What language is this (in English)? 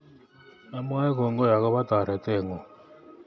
Kalenjin